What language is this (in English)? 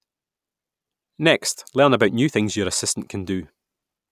English